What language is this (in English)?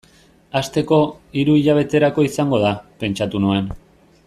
Basque